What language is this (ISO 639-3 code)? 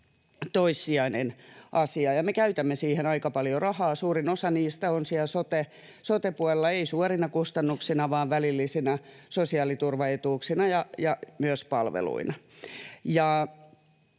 fin